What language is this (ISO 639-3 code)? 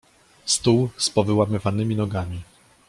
pol